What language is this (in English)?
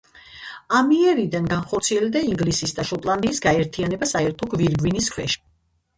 Georgian